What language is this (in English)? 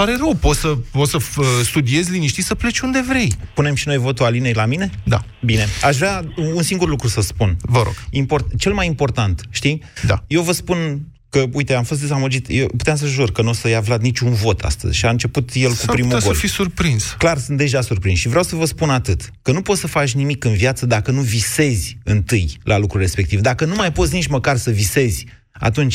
Romanian